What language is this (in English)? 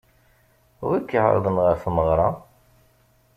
Kabyle